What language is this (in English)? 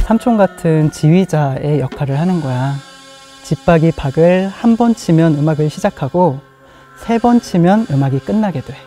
Korean